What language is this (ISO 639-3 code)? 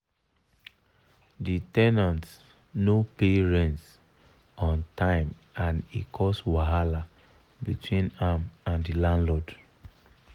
pcm